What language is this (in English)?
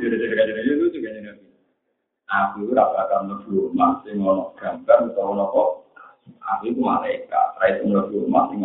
Malay